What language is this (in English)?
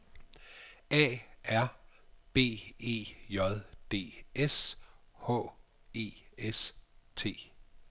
Danish